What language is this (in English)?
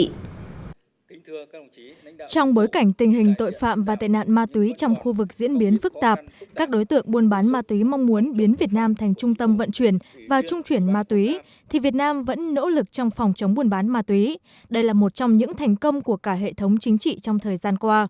Vietnamese